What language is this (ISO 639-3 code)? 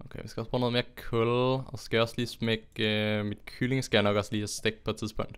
dan